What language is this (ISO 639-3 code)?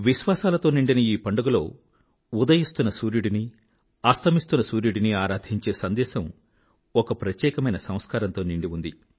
tel